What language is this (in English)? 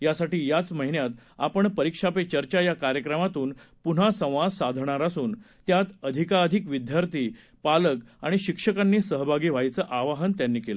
Marathi